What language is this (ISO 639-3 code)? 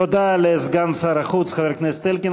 heb